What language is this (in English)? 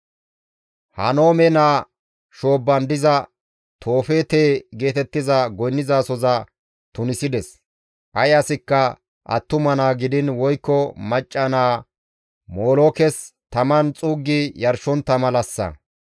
Gamo